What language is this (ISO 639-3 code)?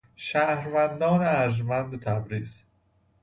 fas